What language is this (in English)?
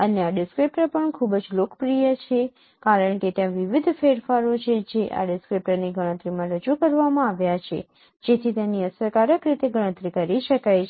Gujarati